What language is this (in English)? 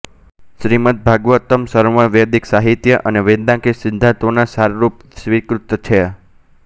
Gujarati